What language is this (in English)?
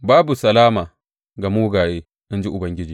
Hausa